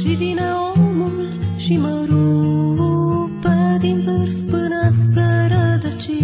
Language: Romanian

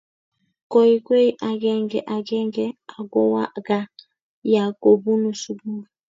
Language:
Kalenjin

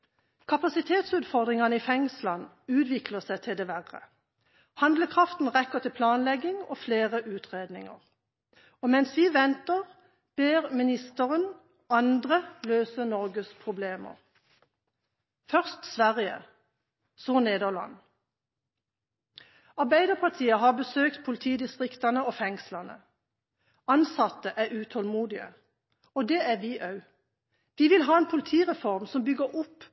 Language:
Norwegian Bokmål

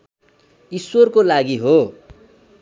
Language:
Nepali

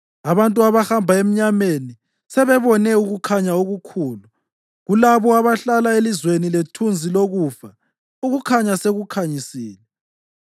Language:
North Ndebele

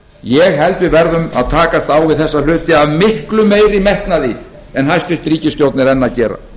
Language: Icelandic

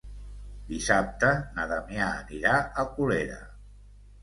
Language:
Catalan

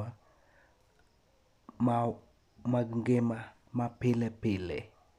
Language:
Luo (Kenya and Tanzania)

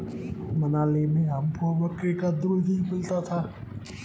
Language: Hindi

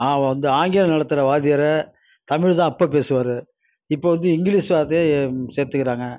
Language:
Tamil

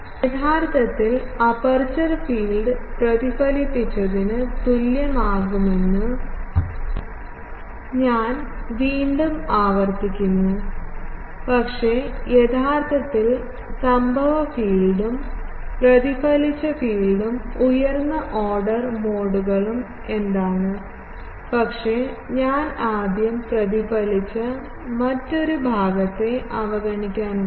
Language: Malayalam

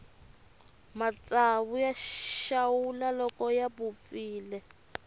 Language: Tsonga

